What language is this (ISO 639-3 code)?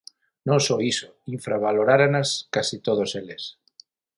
glg